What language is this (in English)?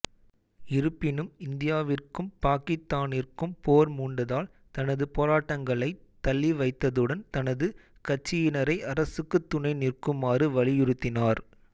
Tamil